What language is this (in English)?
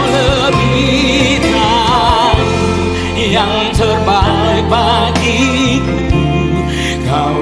Indonesian